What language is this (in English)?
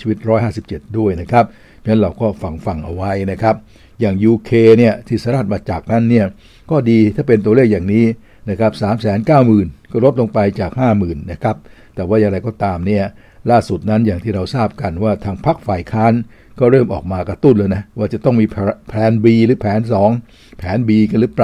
Thai